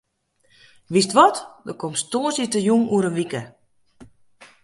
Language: Western Frisian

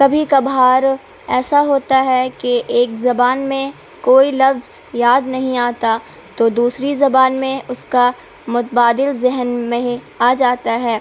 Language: Urdu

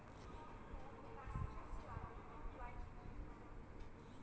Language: Maithili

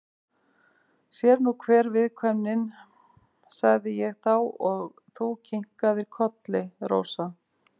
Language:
Icelandic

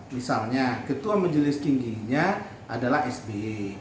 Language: Indonesian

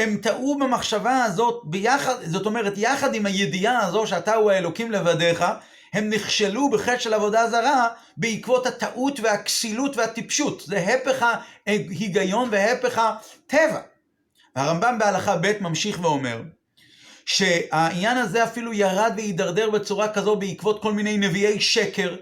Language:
Hebrew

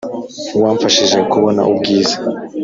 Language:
Kinyarwanda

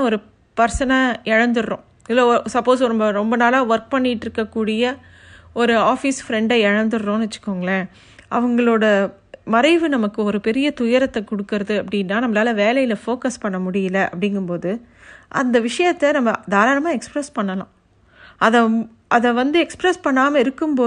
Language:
Tamil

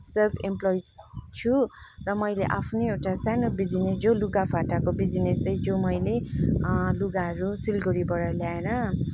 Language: Nepali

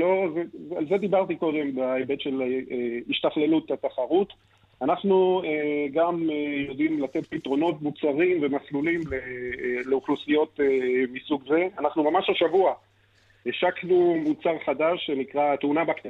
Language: Hebrew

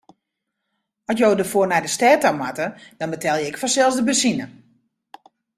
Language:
Western Frisian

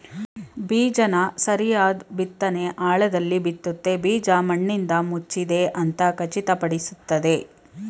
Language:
Kannada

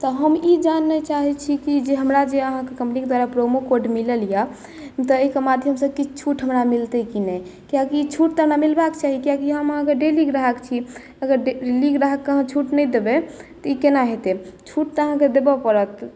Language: Maithili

